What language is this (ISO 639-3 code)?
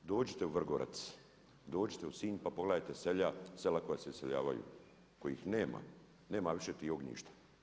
hrv